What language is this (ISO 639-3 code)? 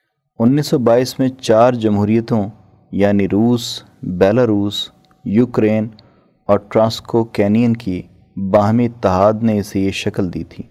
urd